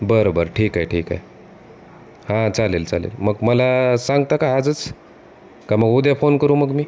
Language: Marathi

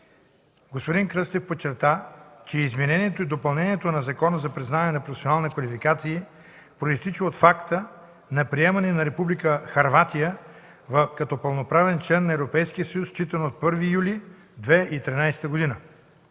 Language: Bulgarian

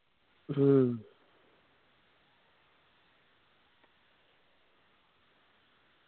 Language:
Malayalam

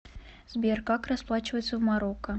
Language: Russian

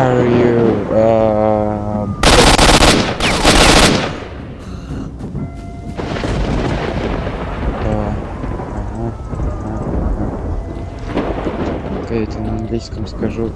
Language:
Russian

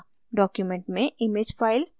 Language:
Hindi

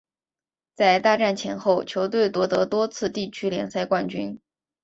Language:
Chinese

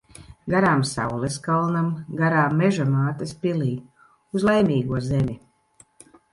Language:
Latvian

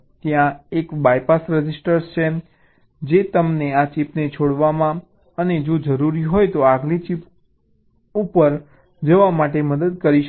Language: Gujarati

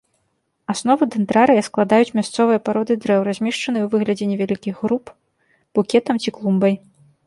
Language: Belarusian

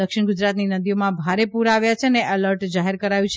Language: Gujarati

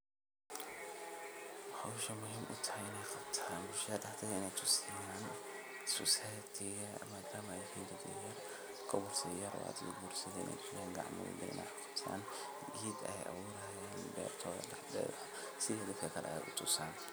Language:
Somali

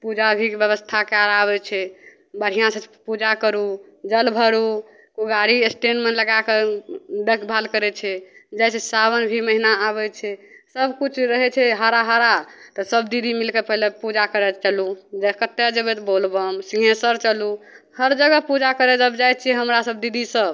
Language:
Maithili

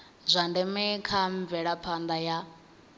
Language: Venda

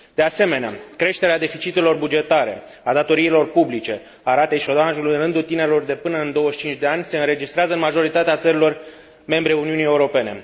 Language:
Romanian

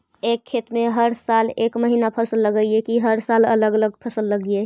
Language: Magahi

